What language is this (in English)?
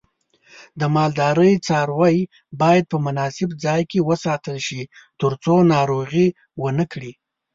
Pashto